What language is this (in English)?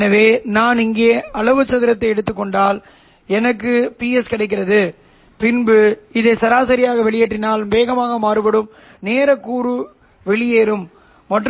Tamil